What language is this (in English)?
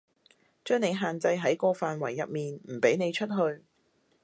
Cantonese